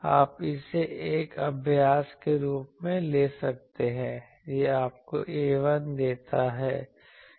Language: Hindi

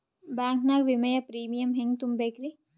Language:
Kannada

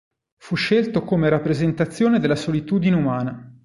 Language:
Italian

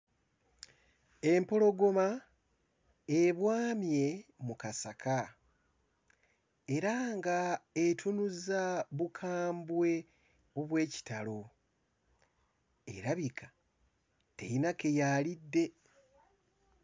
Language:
Ganda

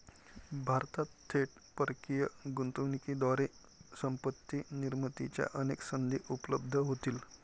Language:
Marathi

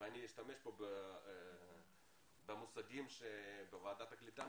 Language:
Hebrew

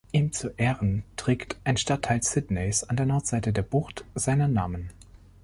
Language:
German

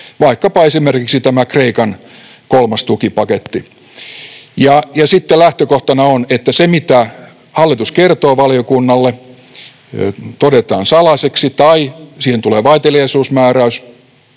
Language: Finnish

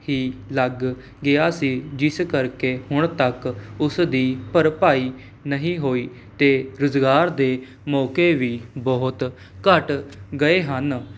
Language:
Punjabi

